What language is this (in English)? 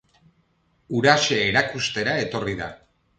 Basque